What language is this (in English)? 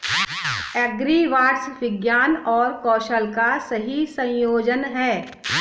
Hindi